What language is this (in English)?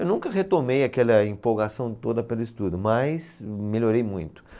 Portuguese